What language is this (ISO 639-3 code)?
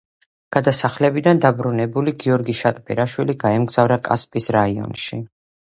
kat